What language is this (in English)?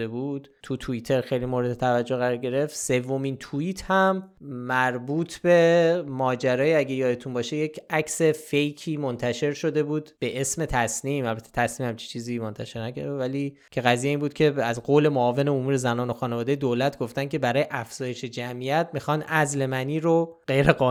Persian